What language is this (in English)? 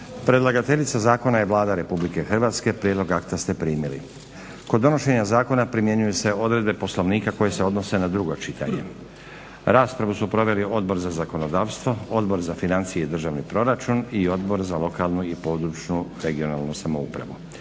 Croatian